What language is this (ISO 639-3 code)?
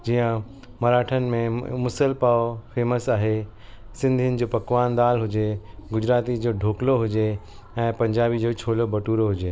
snd